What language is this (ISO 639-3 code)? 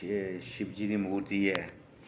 doi